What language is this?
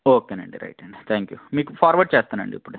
Telugu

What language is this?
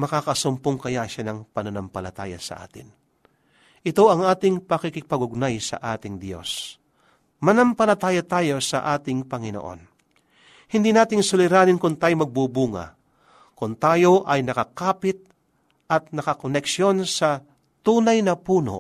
Filipino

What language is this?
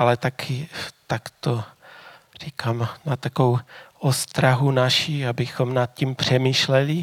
Czech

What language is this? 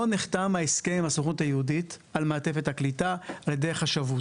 Hebrew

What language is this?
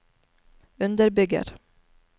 Norwegian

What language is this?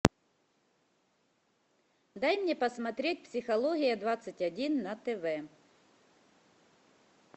Russian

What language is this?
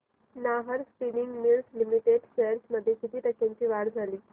Marathi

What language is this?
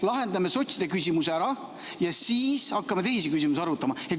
Estonian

